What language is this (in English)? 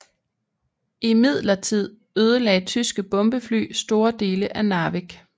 Danish